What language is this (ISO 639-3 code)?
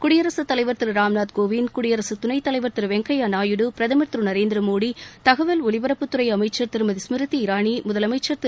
tam